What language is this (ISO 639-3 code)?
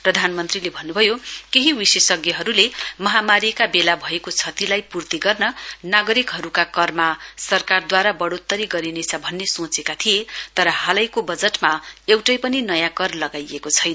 nep